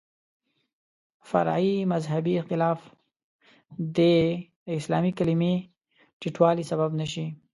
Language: Pashto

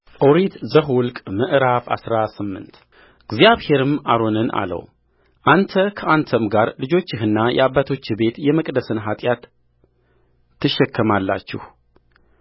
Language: Amharic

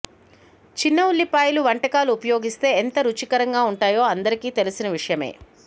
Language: Telugu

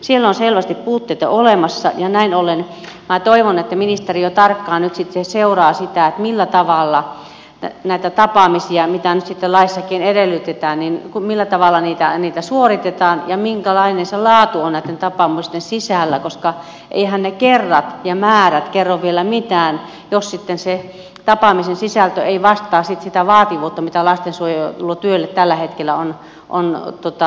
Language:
Finnish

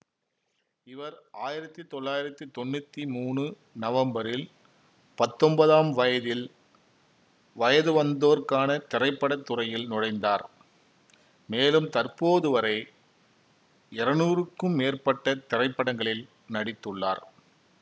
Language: Tamil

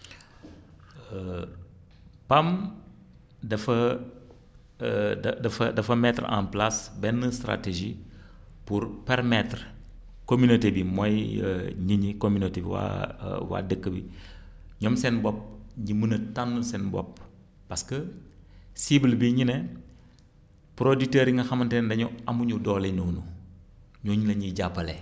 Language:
Wolof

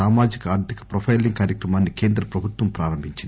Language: Telugu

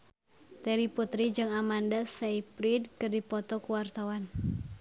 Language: Sundanese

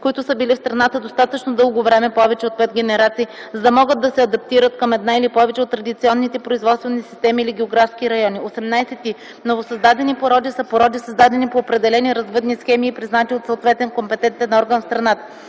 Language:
Bulgarian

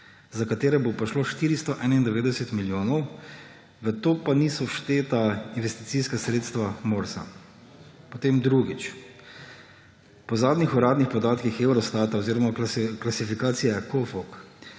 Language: Slovenian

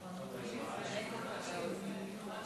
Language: Hebrew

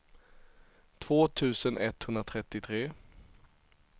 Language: Swedish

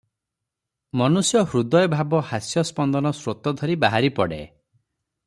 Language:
Odia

